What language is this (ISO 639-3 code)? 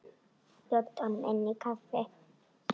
isl